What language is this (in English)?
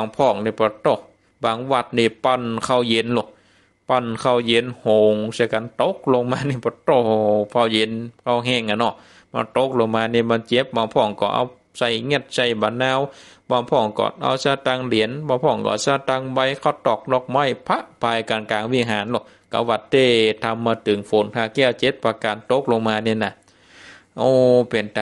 Thai